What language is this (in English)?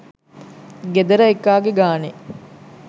Sinhala